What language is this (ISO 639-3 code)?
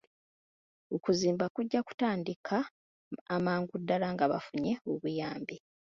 lug